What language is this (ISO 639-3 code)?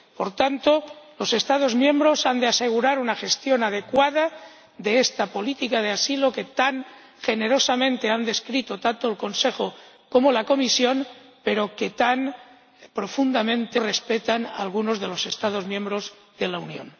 spa